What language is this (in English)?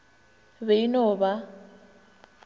Northern Sotho